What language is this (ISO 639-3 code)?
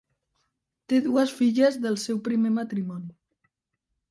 cat